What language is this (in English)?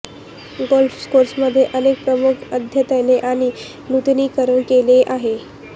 Marathi